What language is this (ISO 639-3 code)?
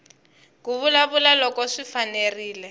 tso